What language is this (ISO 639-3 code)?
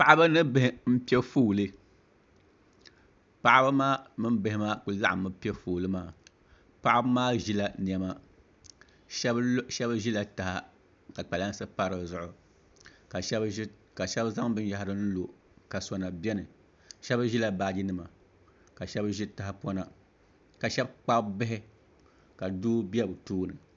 dag